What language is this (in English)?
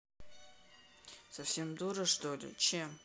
Russian